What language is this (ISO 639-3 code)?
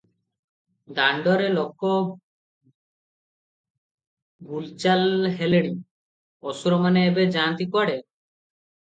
ori